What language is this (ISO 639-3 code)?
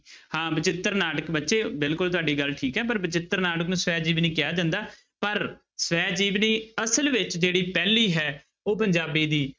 pan